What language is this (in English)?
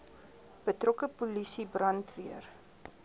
Afrikaans